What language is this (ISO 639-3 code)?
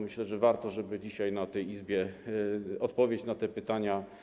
pol